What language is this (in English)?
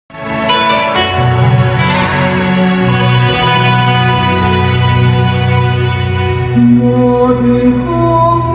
Thai